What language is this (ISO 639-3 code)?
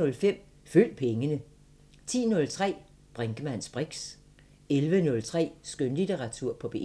dan